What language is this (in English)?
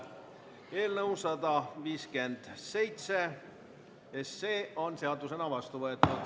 Estonian